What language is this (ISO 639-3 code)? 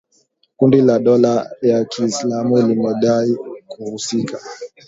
swa